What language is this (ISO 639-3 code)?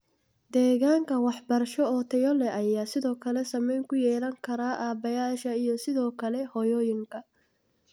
som